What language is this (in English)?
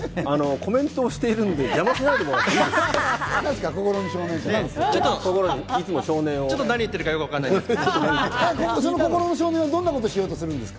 Japanese